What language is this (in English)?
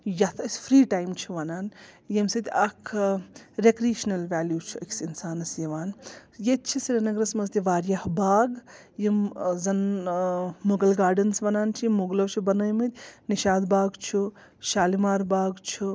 Kashmiri